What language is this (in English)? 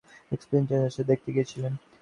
Bangla